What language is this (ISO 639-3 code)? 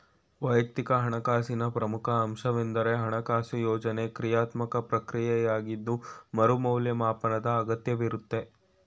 kan